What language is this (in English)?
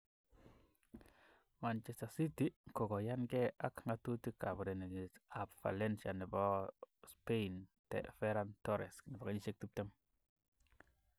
Kalenjin